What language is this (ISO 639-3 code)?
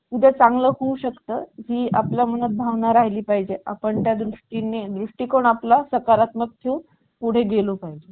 mar